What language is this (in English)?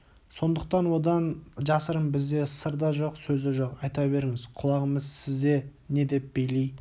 Kazakh